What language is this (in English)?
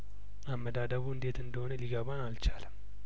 Amharic